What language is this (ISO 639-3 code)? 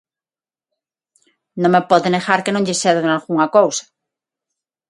glg